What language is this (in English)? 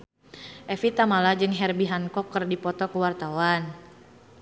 Sundanese